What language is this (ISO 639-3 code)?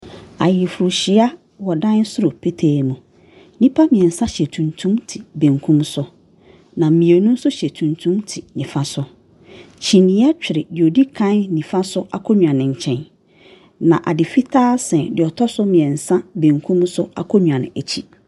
aka